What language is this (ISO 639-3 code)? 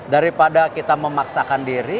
ind